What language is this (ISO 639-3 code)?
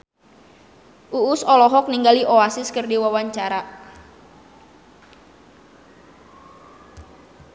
sun